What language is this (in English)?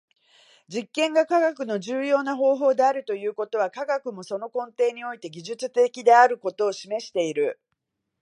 Japanese